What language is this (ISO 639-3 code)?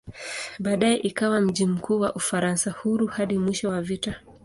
swa